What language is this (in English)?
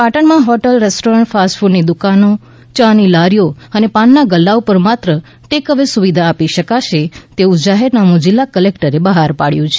Gujarati